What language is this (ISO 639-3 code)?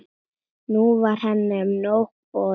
isl